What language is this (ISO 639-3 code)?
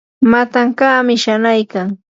qur